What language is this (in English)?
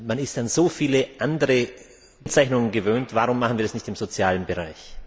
German